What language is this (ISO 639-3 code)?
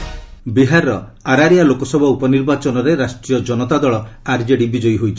ori